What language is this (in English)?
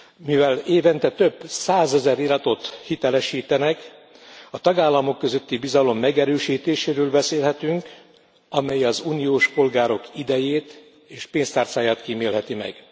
Hungarian